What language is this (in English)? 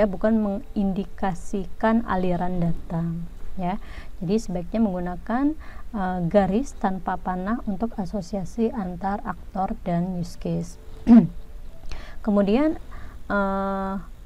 Indonesian